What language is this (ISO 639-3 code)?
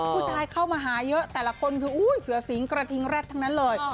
tha